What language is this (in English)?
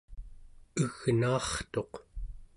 Central Yupik